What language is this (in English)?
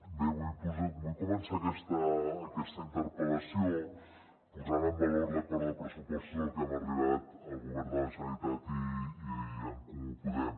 Catalan